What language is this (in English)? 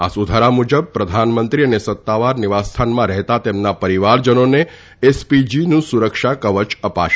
Gujarati